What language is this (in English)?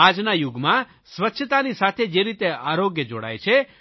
Gujarati